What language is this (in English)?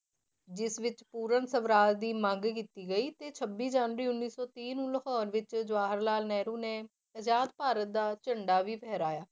Punjabi